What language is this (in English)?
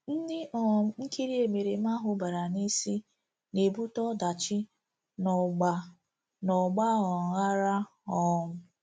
Igbo